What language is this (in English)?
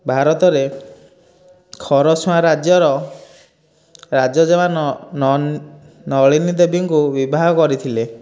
Odia